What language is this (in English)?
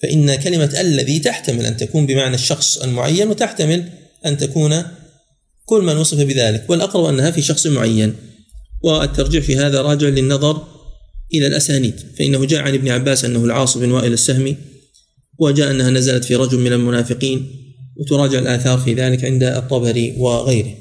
Arabic